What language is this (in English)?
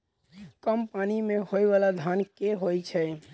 Maithili